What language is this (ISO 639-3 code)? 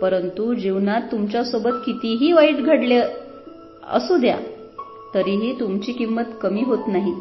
mar